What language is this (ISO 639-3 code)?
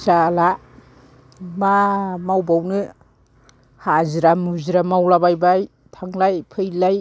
brx